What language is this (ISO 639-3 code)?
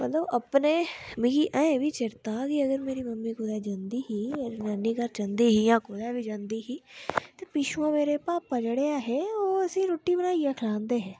doi